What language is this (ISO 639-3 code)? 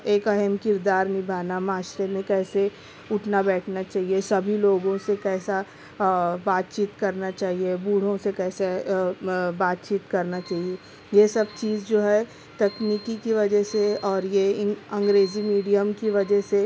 urd